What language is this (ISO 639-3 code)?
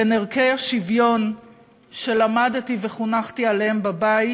heb